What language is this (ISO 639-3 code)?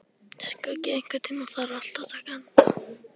isl